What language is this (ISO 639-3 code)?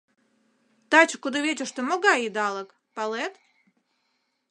chm